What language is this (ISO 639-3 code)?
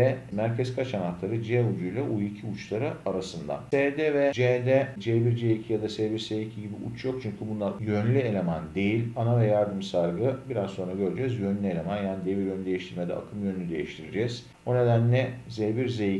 tur